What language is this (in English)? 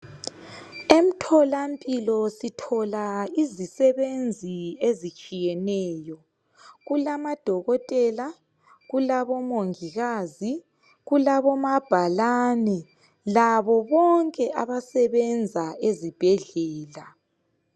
North Ndebele